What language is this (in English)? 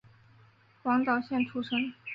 Chinese